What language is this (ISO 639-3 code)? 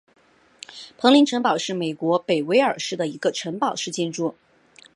zho